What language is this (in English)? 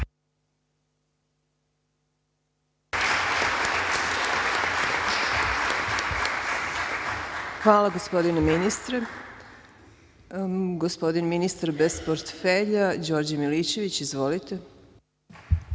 Serbian